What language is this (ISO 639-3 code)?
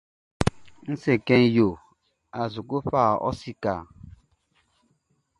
bci